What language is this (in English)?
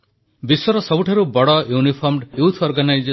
Odia